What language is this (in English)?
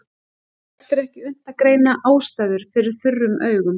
Icelandic